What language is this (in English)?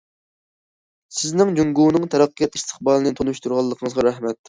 Uyghur